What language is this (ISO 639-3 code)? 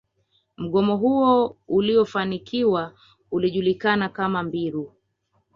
swa